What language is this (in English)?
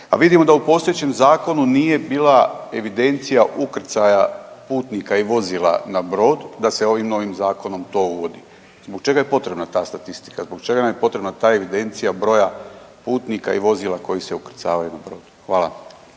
Croatian